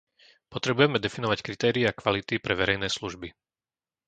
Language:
Slovak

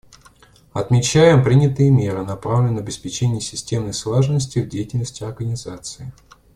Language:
Russian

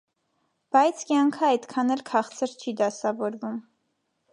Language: Armenian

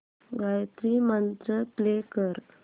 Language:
Marathi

